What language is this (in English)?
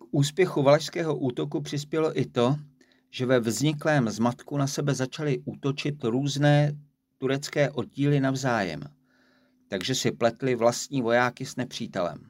Czech